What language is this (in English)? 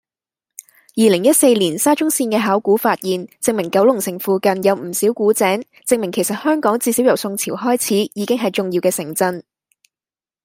Cantonese